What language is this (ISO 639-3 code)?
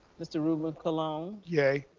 eng